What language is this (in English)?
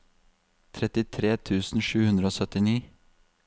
Norwegian